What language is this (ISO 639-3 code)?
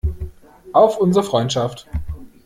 deu